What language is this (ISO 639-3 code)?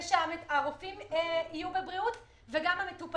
heb